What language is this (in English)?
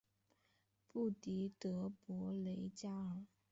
Chinese